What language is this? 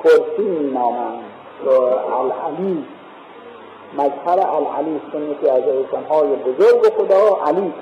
Persian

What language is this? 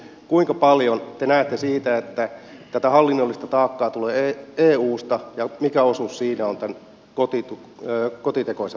Finnish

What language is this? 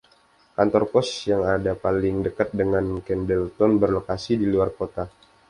Indonesian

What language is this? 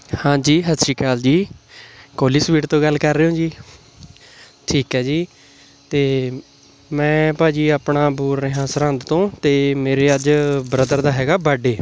Punjabi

